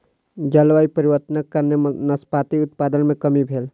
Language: Maithili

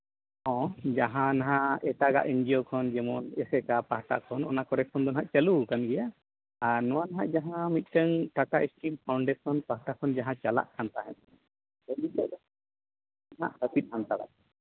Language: Santali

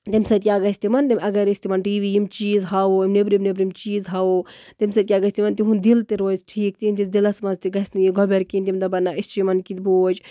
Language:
Kashmiri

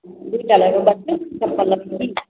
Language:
Maithili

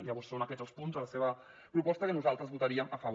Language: Catalan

